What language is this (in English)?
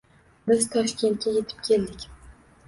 Uzbek